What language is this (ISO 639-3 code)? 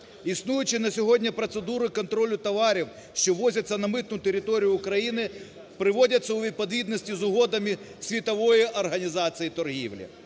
ukr